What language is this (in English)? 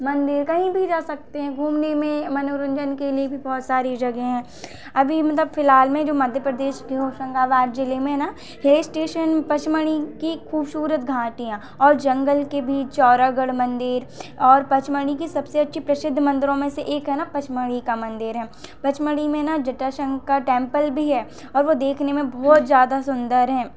Hindi